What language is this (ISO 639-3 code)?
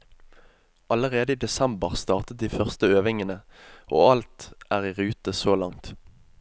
nor